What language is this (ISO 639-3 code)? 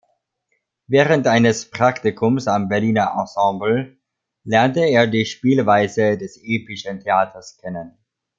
deu